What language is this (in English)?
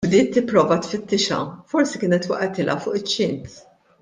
Maltese